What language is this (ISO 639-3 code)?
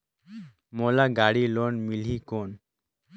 hne